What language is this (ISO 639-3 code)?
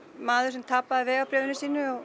isl